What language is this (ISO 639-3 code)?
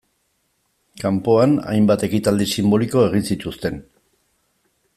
eus